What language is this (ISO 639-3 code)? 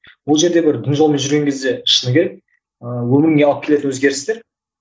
kaz